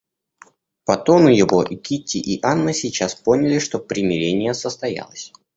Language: Russian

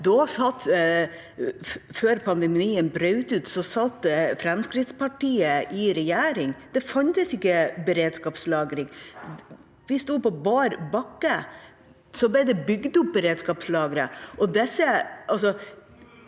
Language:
Norwegian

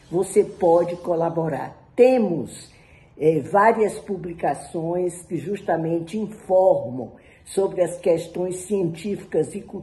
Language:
Portuguese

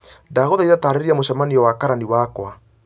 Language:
Kikuyu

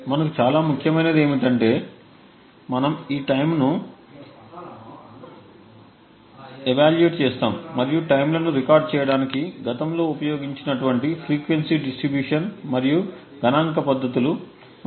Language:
Telugu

